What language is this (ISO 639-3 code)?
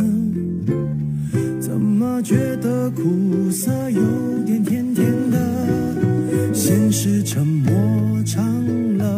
zho